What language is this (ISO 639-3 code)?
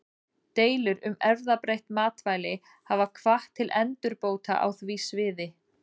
isl